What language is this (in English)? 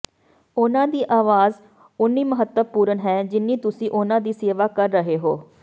Punjabi